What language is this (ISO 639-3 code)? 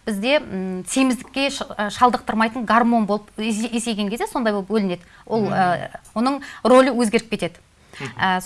tur